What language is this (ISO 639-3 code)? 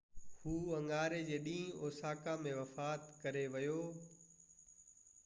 snd